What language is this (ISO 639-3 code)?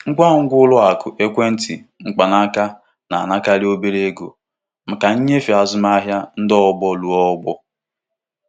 ibo